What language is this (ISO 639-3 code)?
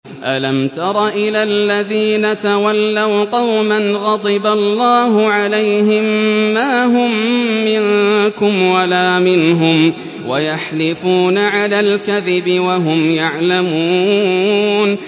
ara